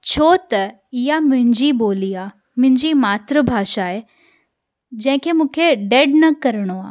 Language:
Sindhi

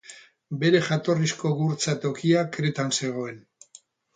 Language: Basque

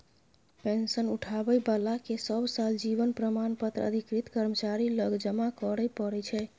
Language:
Maithili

